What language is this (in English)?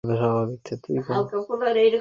Bangla